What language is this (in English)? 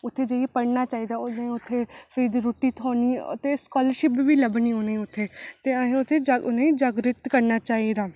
Dogri